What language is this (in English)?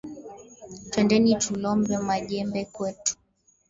Swahili